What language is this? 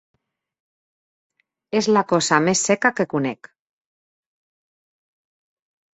Catalan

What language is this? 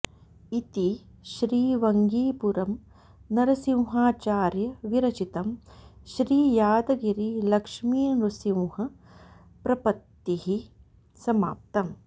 Sanskrit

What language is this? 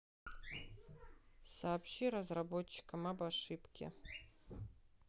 Russian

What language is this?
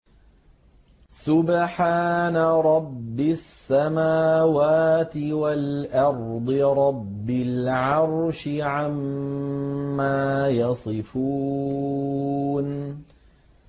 Arabic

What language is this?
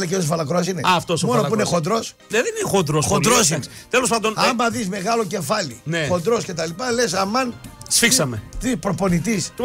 Greek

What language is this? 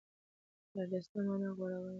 Pashto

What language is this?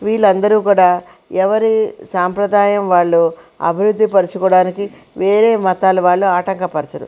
Telugu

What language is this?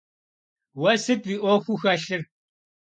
Kabardian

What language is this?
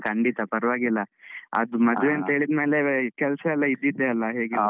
Kannada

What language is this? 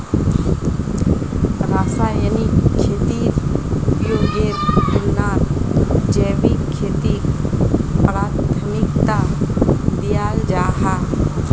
Magahi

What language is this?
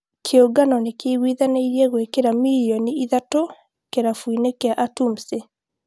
Kikuyu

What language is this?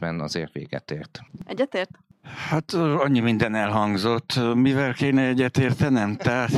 Hungarian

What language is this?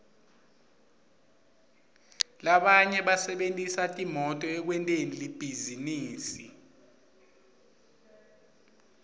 Swati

